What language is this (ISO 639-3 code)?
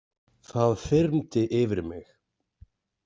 isl